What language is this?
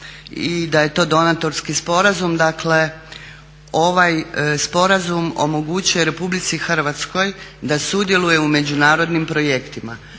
Croatian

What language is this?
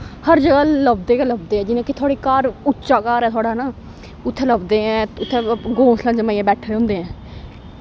Dogri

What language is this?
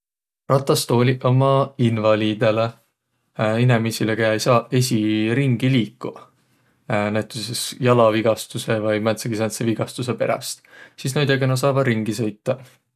Võro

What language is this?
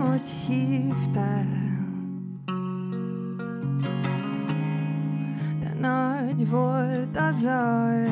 Hungarian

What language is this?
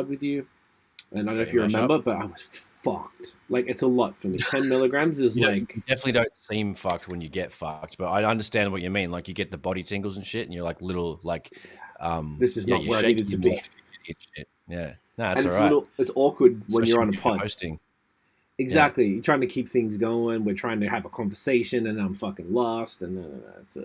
English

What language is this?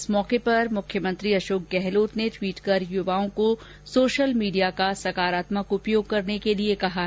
Hindi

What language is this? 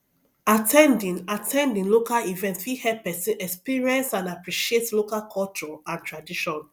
Nigerian Pidgin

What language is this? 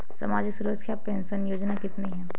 Hindi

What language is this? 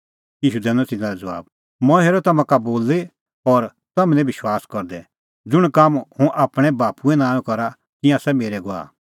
Kullu Pahari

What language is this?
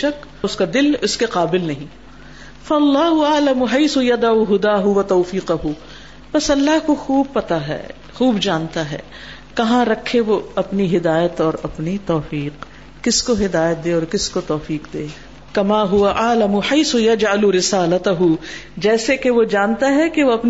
Urdu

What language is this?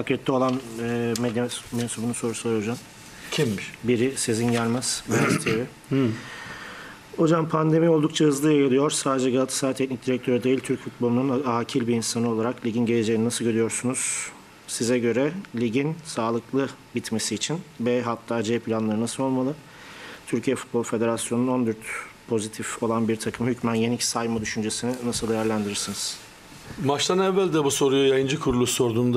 Turkish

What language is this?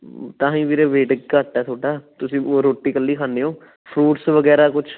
Punjabi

